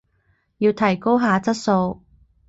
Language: Cantonese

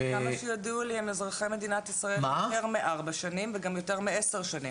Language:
Hebrew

